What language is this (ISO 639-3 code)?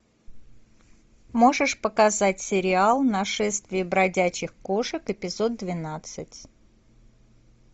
rus